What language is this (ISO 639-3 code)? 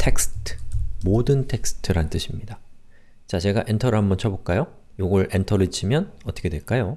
kor